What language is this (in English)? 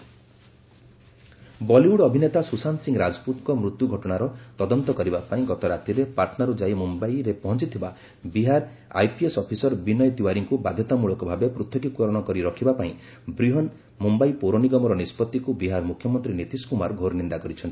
Odia